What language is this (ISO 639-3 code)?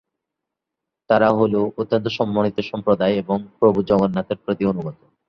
ben